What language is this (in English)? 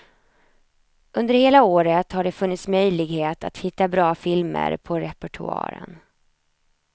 Swedish